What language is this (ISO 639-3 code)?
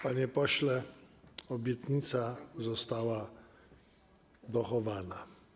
pol